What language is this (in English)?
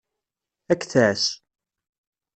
Kabyle